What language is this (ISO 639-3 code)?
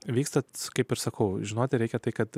lit